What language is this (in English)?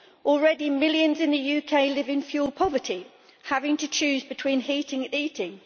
English